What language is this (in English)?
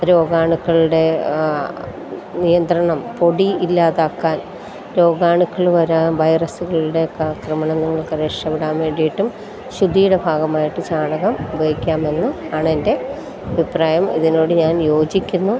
Malayalam